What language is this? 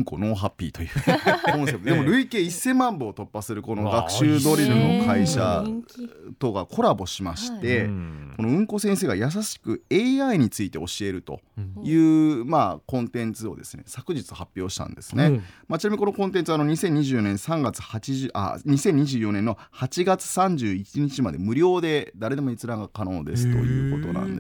Japanese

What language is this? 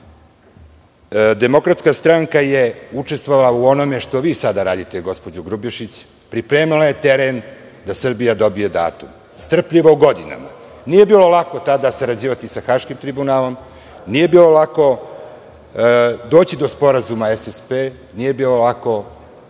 Serbian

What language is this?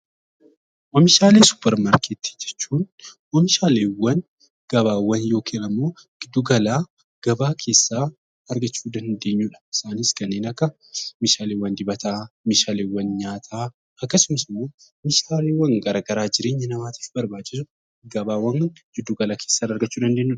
Oromo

